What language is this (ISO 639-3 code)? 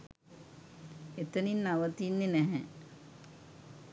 sin